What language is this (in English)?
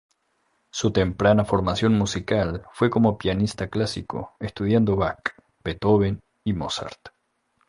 Spanish